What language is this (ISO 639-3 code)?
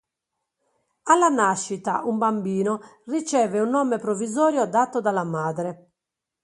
ita